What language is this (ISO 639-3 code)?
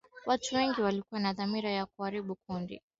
swa